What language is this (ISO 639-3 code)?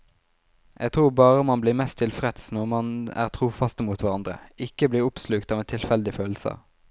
nor